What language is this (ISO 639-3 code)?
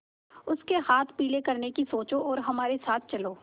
hin